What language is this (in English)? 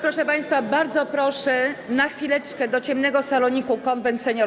Polish